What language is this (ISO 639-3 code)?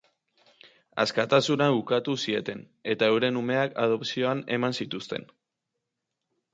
eus